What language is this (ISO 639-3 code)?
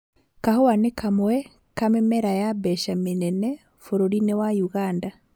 kik